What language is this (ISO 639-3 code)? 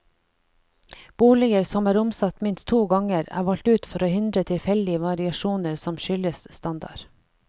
nor